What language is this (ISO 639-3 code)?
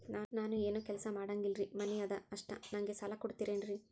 kan